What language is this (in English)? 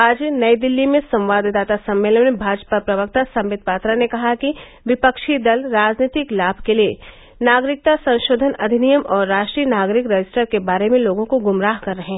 Hindi